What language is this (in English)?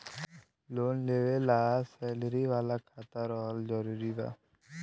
Bhojpuri